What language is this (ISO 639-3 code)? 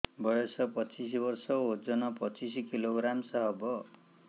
ori